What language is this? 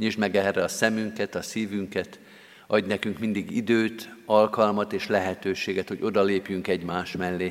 Hungarian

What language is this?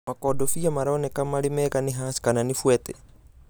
Kikuyu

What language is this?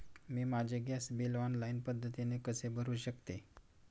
Marathi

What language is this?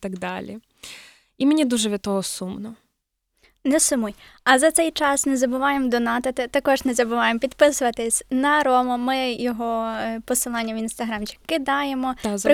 Ukrainian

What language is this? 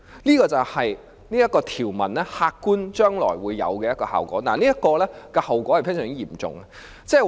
Cantonese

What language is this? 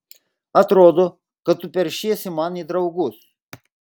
Lithuanian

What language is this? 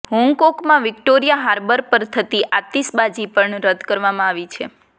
Gujarati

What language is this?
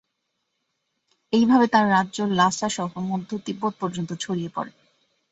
Bangla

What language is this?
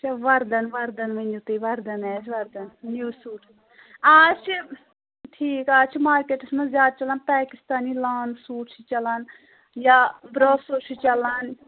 Kashmiri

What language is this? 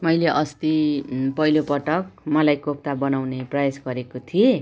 Nepali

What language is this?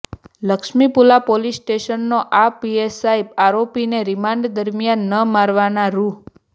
Gujarati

